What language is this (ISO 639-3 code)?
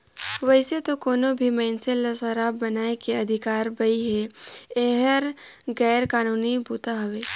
hne